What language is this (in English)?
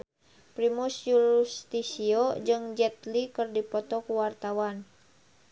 Sundanese